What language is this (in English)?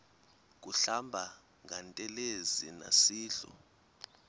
Xhosa